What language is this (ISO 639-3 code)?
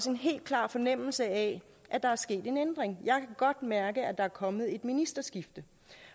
dan